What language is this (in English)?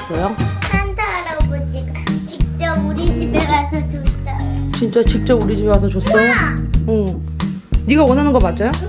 Korean